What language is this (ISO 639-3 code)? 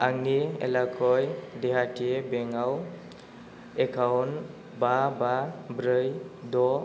brx